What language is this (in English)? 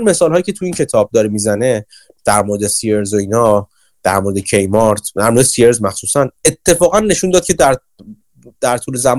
Persian